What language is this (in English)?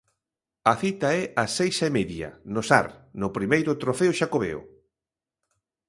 Galician